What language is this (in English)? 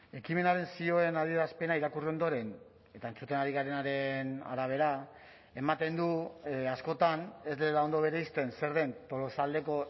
Basque